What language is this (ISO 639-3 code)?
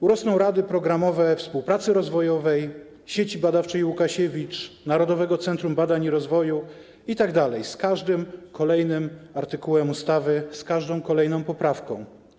pol